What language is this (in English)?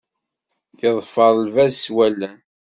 Kabyle